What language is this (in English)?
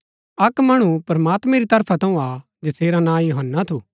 Gaddi